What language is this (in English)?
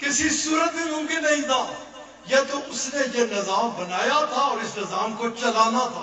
Arabic